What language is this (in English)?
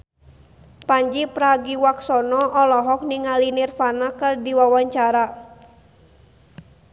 Sundanese